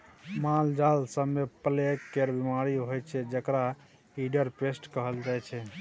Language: Maithili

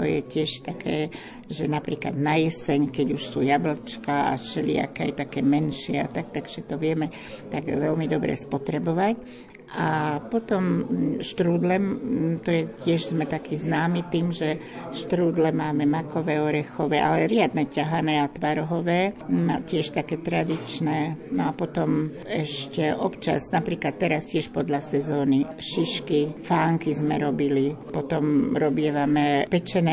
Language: Slovak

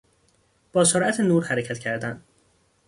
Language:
Persian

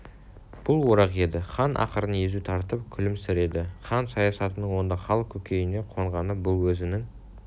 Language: Kazakh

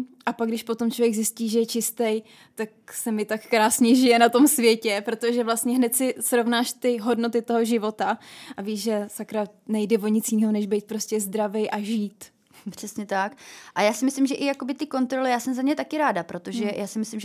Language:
Czech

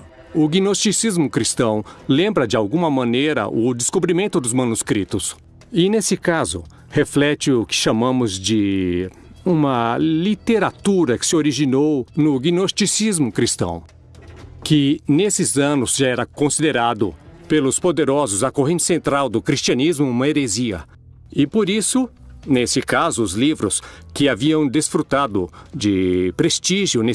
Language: Portuguese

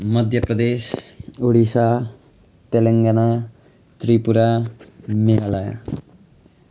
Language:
Nepali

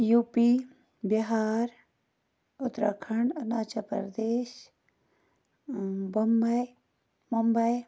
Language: Kashmiri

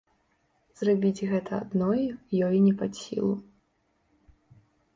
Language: Belarusian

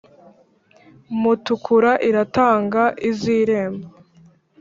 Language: Kinyarwanda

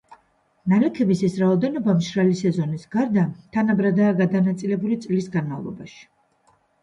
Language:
Georgian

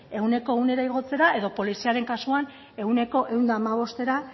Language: Basque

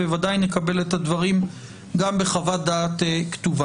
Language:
Hebrew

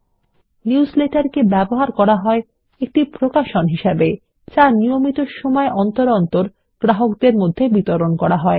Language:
Bangla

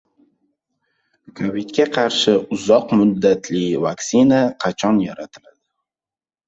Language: Uzbek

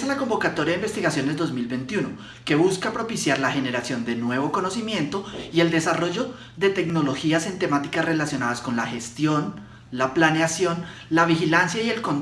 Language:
Spanish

